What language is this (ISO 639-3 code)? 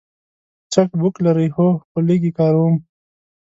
pus